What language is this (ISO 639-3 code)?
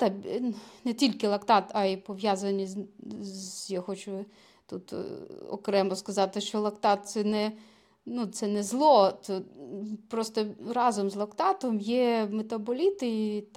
ukr